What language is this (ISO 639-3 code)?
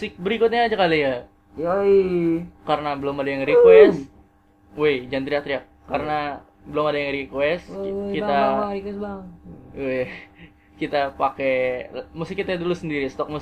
ind